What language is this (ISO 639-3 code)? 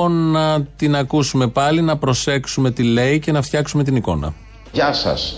ell